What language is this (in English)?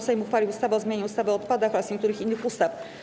Polish